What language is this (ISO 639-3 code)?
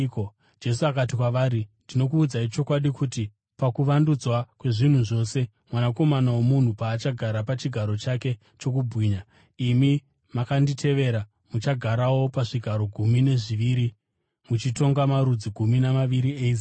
sna